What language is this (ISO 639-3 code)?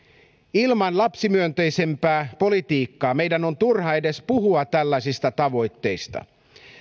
fin